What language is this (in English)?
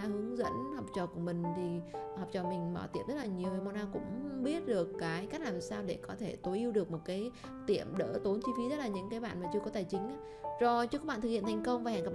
Vietnamese